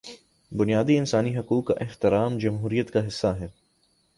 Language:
Urdu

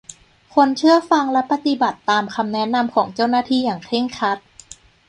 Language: Thai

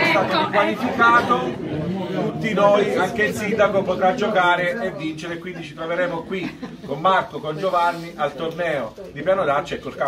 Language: Italian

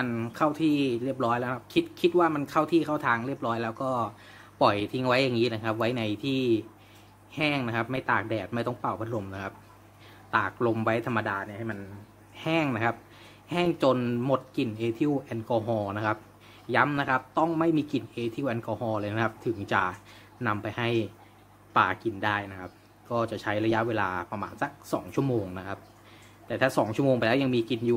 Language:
Thai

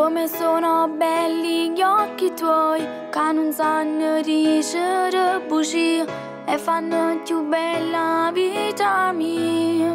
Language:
Romanian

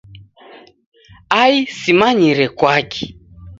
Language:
Taita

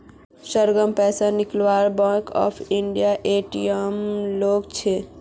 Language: Magahi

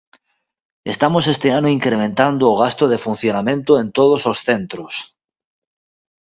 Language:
Galician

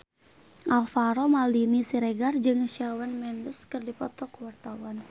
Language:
Sundanese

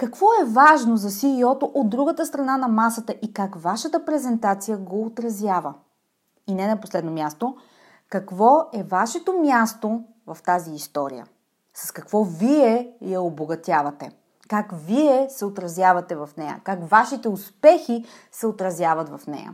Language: Bulgarian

